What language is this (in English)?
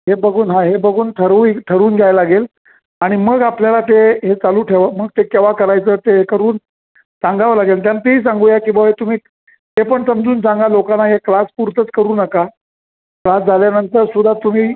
Marathi